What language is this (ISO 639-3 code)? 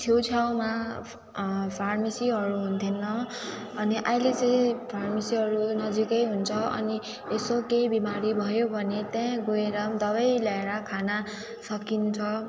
nep